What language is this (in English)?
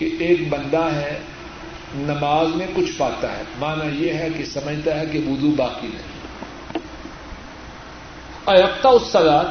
Urdu